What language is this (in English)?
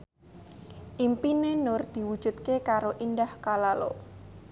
Javanese